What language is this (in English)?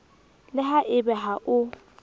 Southern Sotho